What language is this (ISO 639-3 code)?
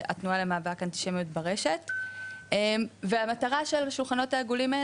heb